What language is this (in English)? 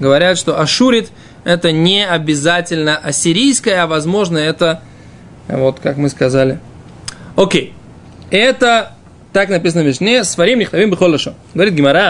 Russian